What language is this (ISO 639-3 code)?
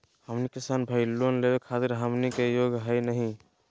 mag